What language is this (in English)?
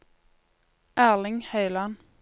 Norwegian